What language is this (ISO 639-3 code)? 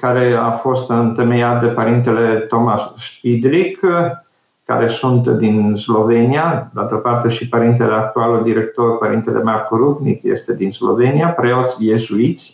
ron